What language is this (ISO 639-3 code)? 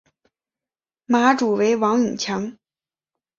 zho